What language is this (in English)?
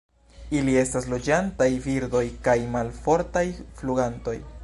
Esperanto